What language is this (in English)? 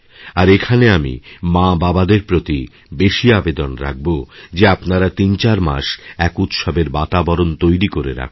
Bangla